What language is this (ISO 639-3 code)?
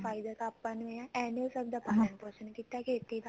pan